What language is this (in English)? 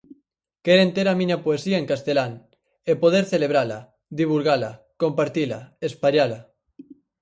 Galician